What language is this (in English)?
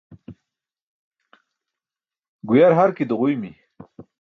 Burushaski